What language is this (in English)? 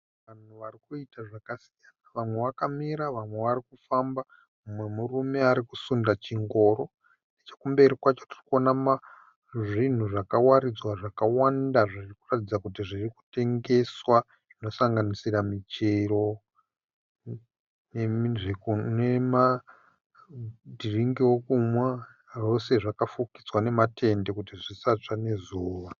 Shona